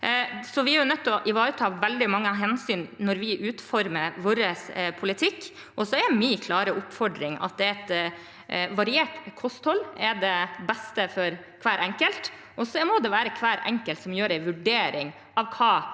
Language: Norwegian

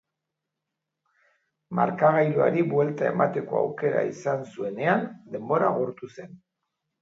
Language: Basque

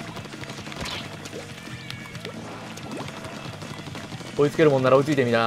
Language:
Japanese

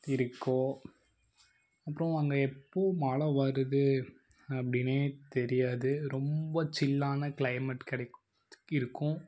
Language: Tamil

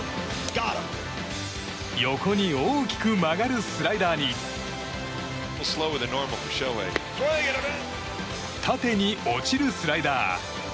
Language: Japanese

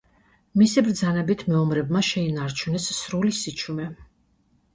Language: Georgian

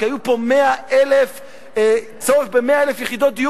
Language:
Hebrew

